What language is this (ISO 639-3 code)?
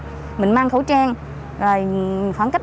vie